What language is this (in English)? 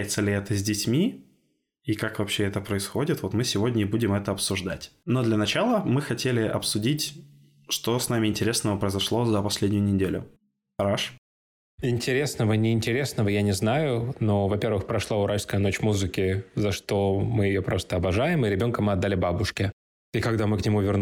Russian